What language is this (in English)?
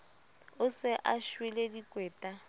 Southern Sotho